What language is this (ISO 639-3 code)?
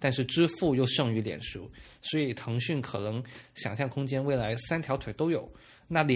zho